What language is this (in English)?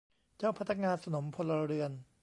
Thai